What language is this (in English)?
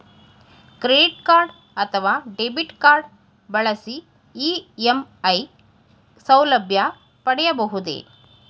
Kannada